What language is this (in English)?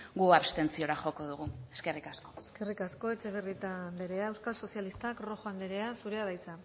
Basque